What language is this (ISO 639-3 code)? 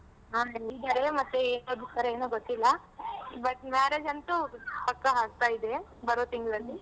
kan